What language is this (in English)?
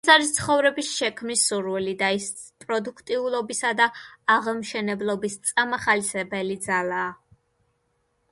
Georgian